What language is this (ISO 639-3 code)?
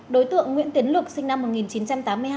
vie